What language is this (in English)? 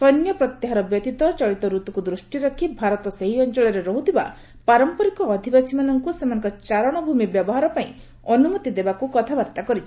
Odia